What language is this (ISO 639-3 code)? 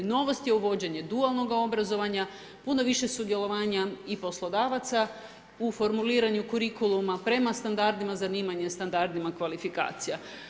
hrv